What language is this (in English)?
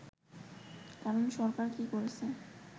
Bangla